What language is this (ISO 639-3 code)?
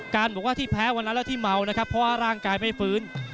tha